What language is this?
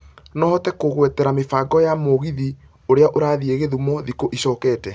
Kikuyu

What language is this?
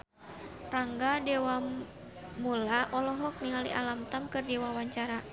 Sundanese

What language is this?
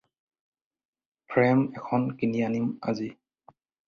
Assamese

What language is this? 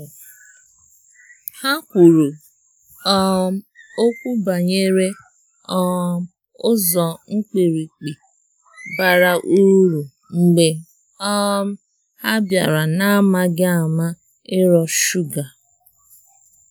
Igbo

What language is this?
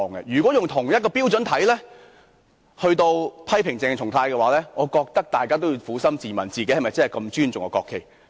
Cantonese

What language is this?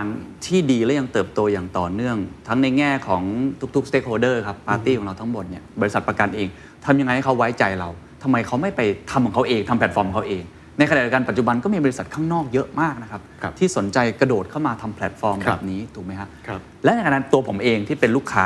Thai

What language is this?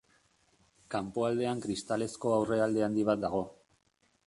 Basque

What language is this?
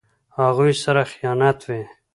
Pashto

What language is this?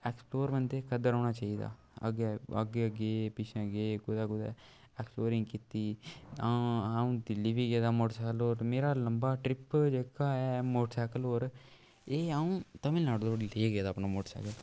Dogri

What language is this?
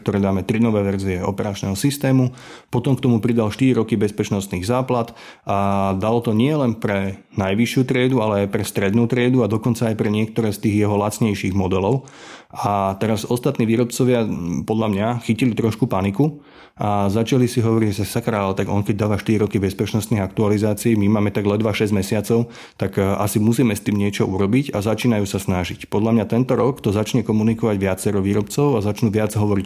Slovak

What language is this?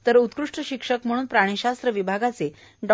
Marathi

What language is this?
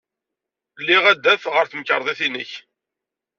Kabyle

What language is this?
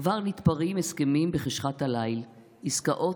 Hebrew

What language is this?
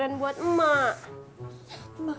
Indonesian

